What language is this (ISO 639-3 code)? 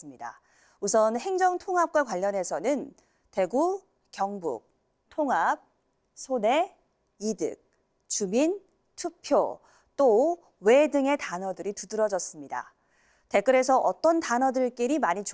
kor